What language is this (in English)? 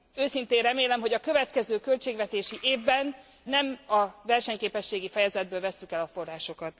Hungarian